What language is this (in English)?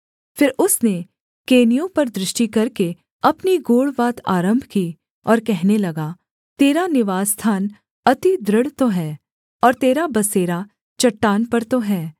Hindi